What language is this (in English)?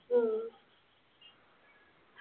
Malayalam